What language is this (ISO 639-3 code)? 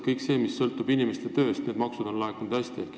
est